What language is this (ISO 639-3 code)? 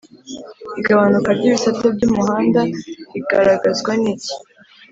kin